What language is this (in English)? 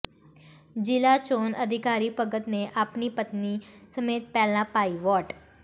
Punjabi